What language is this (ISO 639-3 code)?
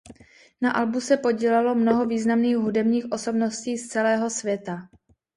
ces